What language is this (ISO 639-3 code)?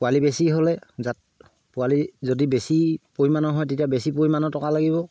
asm